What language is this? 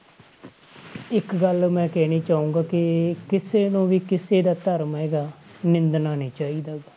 Punjabi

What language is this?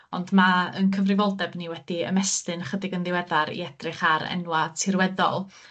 Welsh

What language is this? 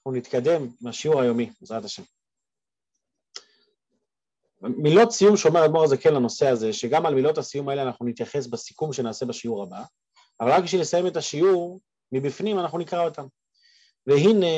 Hebrew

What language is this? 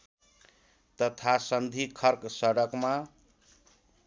Nepali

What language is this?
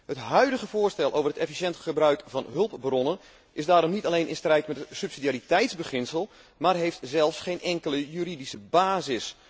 Dutch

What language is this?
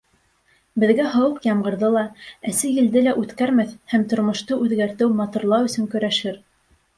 Bashkir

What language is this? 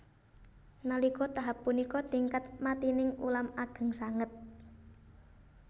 Javanese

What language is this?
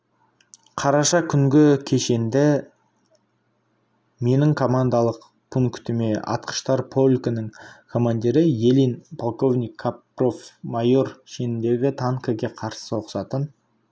Kazakh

